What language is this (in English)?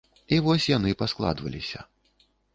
Belarusian